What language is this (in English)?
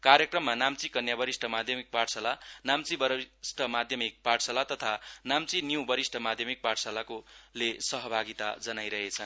Nepali